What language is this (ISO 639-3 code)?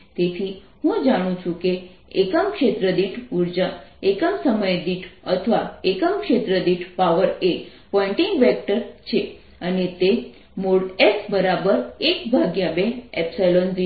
guj